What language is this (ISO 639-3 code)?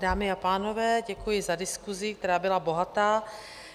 ces